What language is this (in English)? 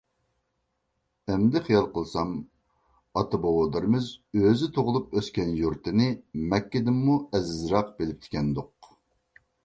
Uyghur